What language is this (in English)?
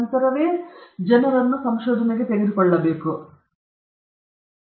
Kannada